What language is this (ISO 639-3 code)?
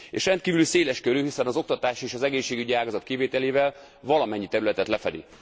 hun